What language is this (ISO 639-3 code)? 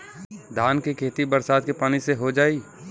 bho